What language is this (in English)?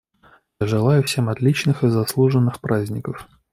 Russian